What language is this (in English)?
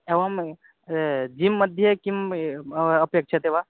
Sanskrit